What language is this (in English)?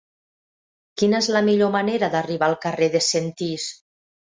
Catalan